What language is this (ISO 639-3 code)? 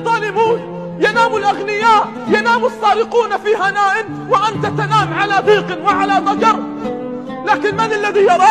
ara